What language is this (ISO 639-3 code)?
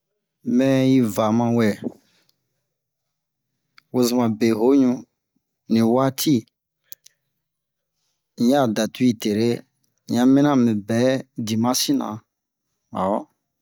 bmq